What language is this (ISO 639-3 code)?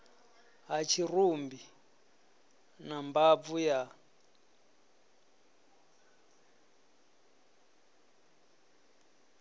ven